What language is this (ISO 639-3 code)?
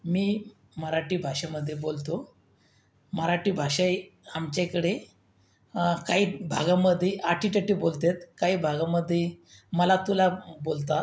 mar